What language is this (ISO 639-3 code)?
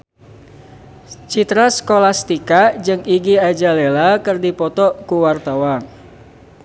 sun